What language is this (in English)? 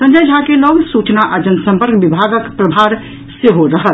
Maithili